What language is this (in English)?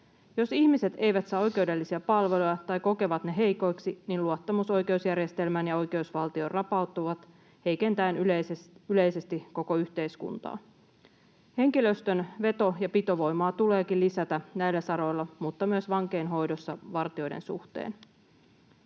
Finnish